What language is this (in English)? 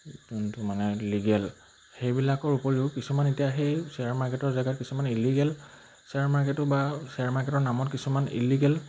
Assamese